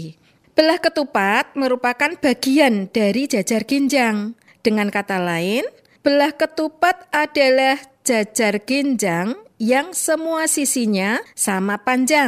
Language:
Indonesian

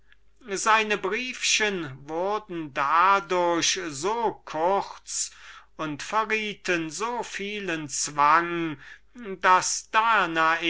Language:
German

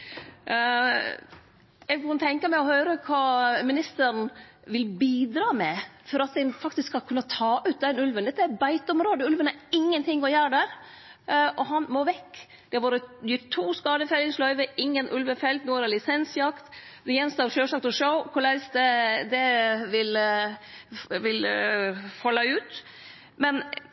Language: Norwegian Nynorsk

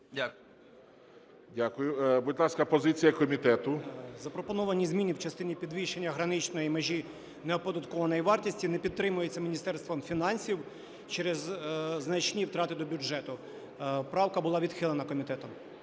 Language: Ukrainian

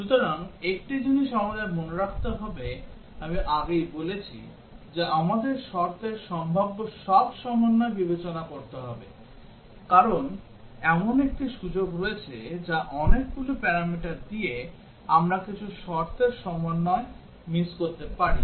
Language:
Bangla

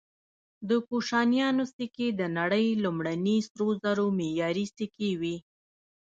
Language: Pashto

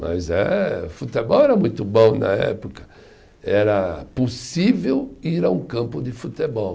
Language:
Portuguese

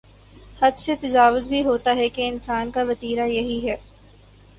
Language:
Urdu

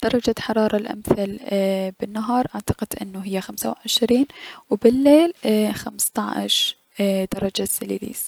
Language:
Mesopotamian Arabic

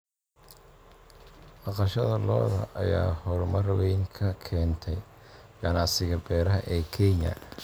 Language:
Somali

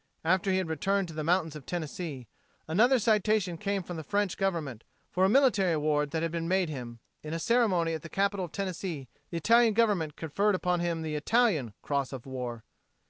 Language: English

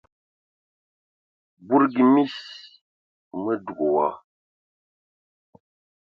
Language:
Ewondo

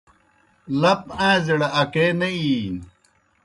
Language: Kohistani Shina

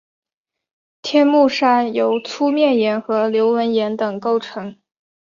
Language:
Chinese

